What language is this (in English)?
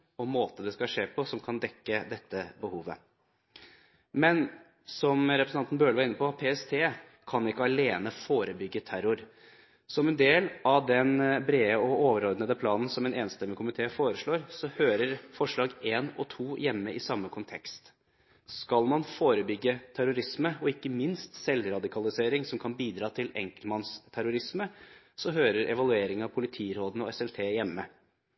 Norwegian Bokmål